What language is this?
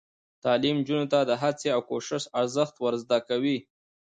Pashto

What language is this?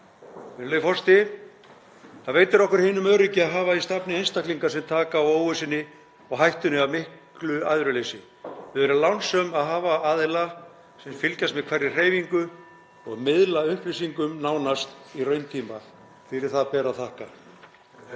Icelandic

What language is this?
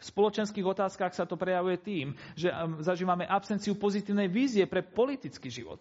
Slovak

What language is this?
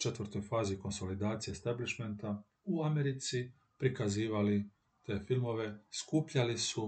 Croatian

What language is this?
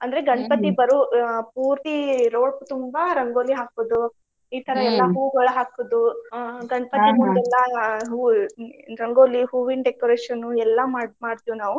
Kannada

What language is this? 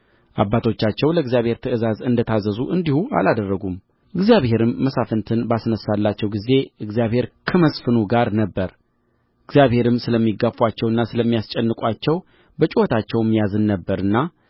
Amharic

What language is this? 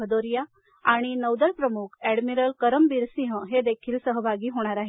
Marathi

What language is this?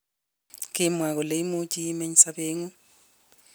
Kalenjin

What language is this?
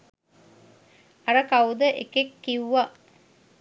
Sinhala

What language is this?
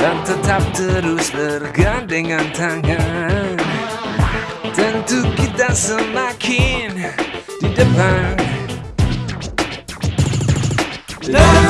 Indonesian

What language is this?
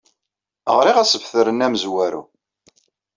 Kabyle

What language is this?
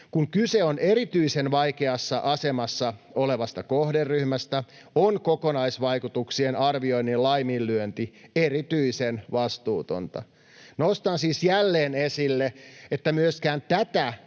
Finnish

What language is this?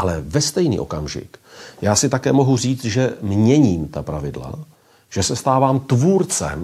Czech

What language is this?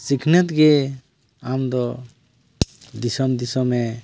Santali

